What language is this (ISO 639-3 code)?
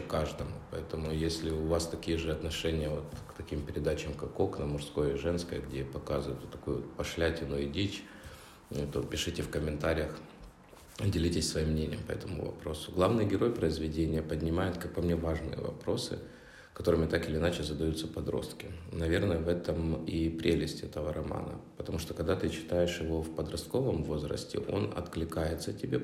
rus